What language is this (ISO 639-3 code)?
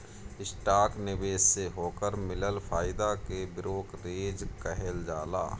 bho